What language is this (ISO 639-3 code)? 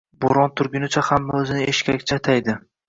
uzb